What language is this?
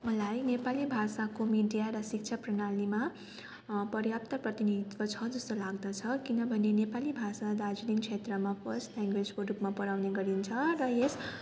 Nepali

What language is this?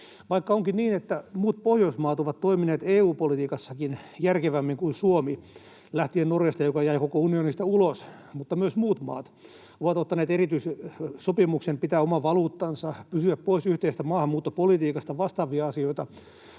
Finnish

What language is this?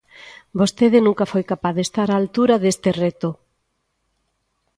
Galician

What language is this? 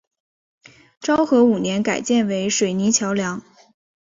Chinese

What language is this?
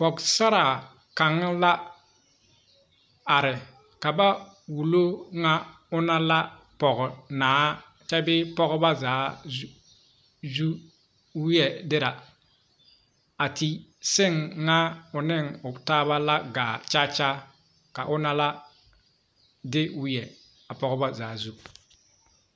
Southern Dagaare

